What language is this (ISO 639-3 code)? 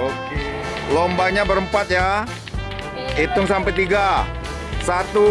ind